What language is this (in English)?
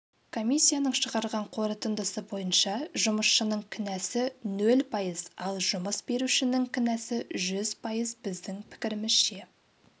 Kazakh